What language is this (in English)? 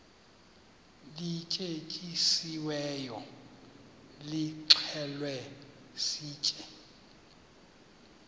Xhosa